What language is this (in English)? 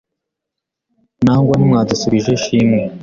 Kinyarwanda